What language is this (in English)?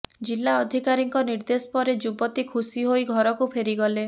Odia